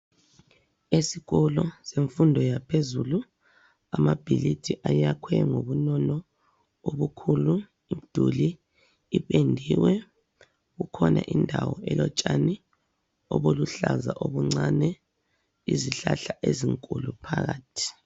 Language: North Ndebele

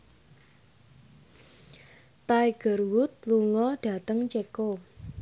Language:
Javanese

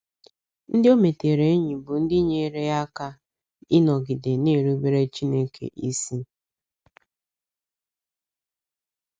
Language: Igbo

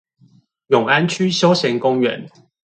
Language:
Chinese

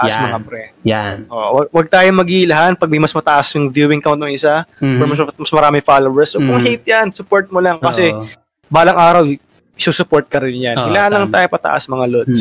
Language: Filipino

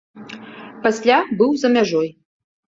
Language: Belarusian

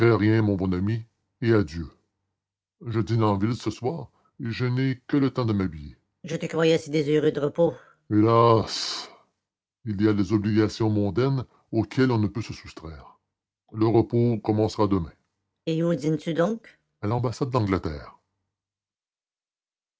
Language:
French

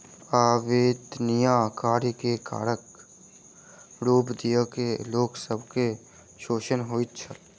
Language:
Maithili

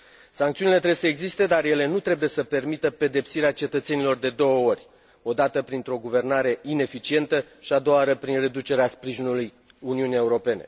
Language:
Romanian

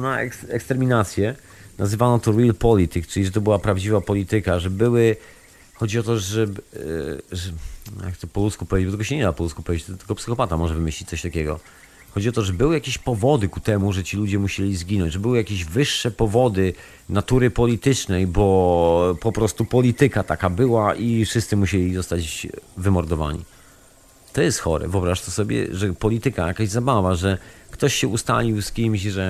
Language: Polish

